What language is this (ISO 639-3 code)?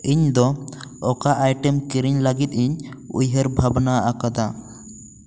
sat